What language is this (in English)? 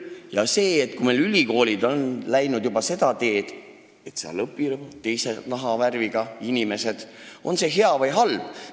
Estonian